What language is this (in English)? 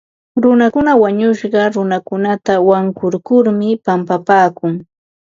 Ambo-Pasco Quechua